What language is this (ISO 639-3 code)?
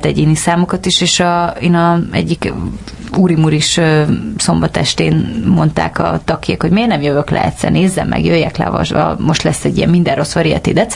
hun